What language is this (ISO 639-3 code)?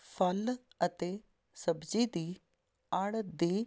pan